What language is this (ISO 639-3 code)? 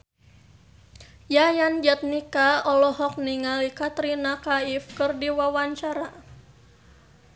sun